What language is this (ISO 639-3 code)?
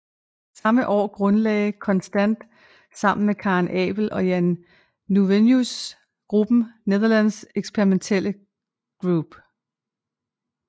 dan